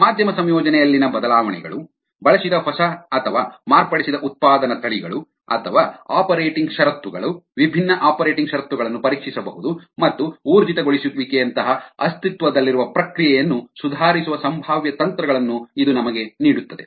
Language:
Kannada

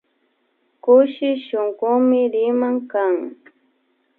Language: Imbabura Highland Quichua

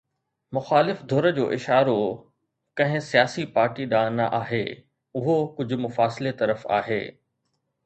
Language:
Sindhi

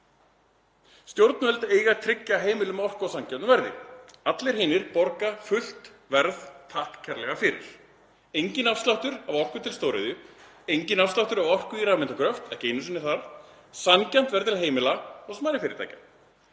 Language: Icelandic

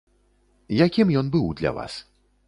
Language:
Belarusian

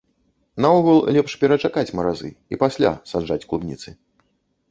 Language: Belarusian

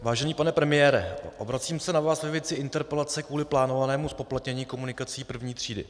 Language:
Czech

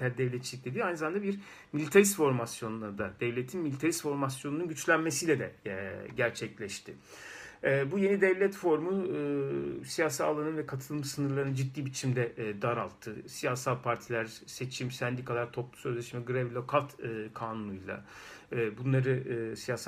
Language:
Turkish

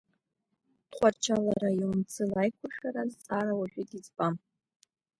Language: Abkhazian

